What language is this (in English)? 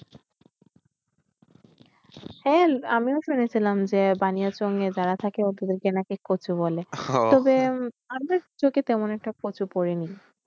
Bangla